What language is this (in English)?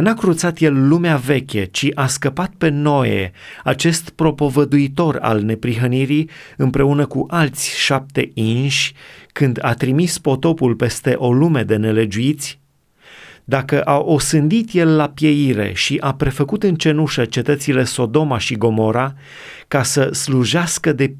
Romanian